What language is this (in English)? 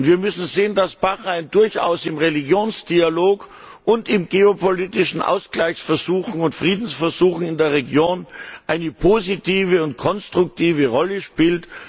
German